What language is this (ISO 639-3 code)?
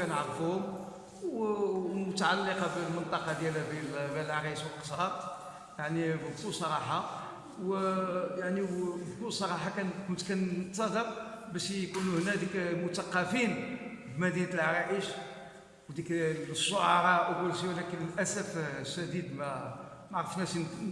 ara